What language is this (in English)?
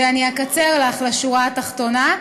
Hebrew